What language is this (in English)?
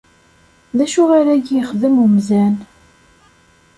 Kabyle